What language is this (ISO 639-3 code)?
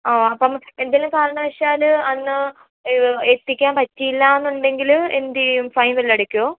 mal